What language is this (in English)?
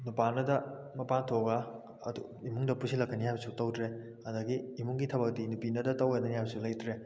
Manipuri